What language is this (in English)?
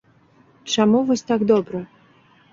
Belarusian